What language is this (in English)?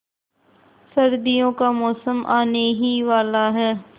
Hindi